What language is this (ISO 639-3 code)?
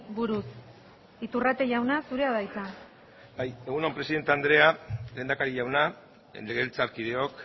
eus